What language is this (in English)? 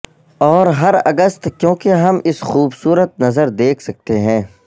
Urdu